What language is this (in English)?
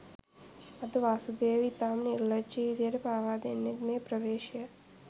Sinhala